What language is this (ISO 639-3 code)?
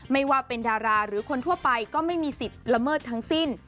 tha